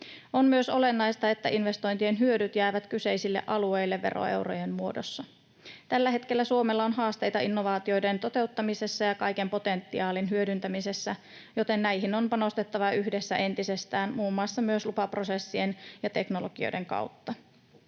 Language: Finnish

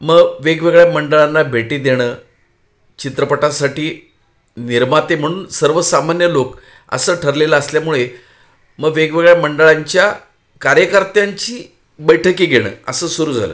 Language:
Marathi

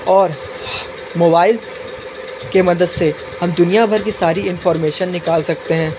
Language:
Hindi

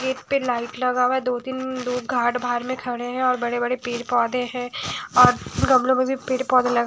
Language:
Hindi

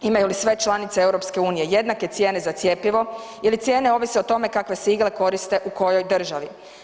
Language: Croatian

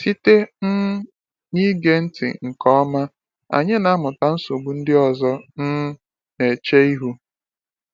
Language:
Igbo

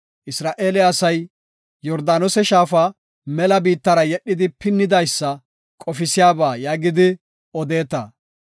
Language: Gofa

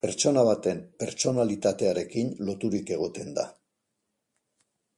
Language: Basque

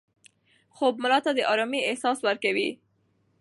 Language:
Pashto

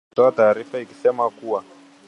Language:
Swahili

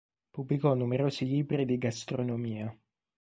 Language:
Italian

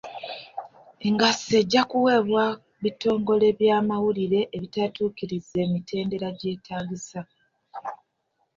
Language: Ganda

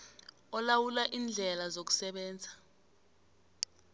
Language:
South Ndebele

